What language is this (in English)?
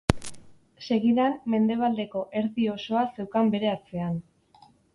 Basque